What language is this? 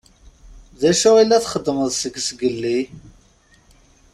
Kabyle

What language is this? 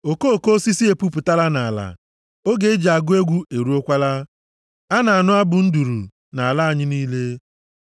Igbo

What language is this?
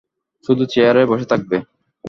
Bangla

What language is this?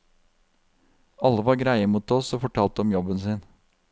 Norwegian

